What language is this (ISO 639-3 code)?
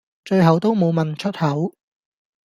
yue